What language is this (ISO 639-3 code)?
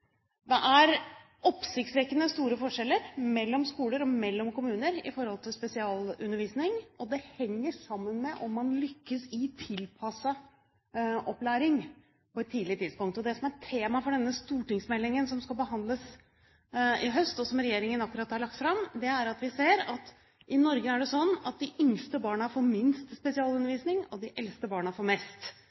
nob